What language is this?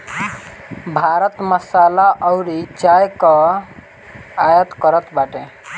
Bhojpuri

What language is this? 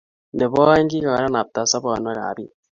Kalenjin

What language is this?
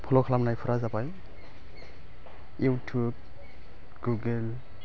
Bodo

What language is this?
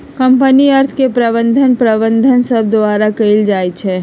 Magahi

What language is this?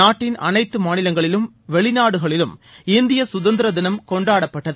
Tamil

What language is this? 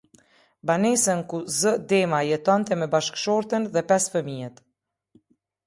Albanian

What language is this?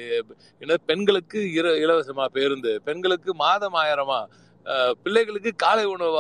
Tamil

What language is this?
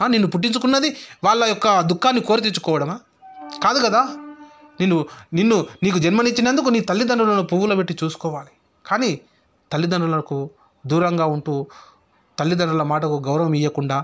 Telugu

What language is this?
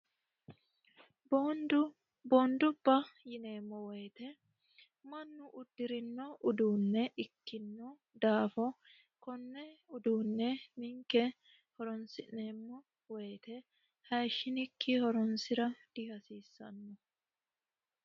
Sidamo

